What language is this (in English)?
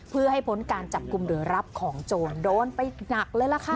Thai